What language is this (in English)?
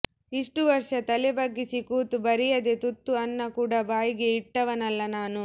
Kannada